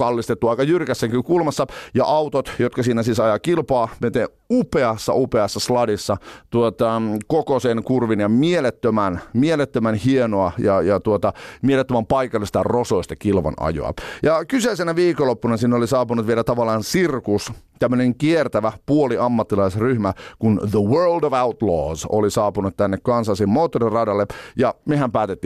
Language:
Finnish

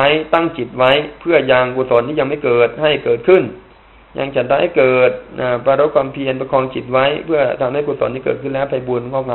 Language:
Thai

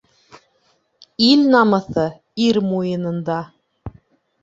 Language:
Bashkir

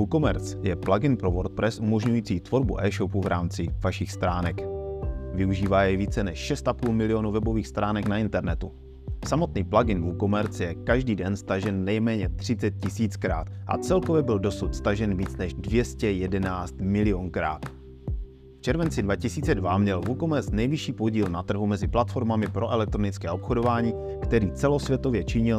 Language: Czech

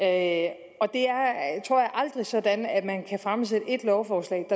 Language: Danish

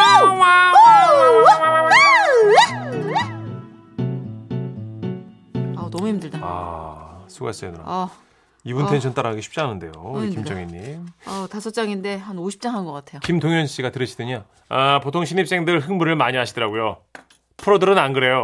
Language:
Korean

